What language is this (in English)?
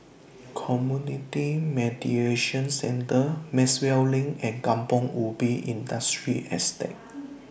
English